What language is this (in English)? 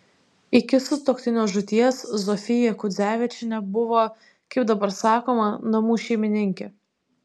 Lithuanian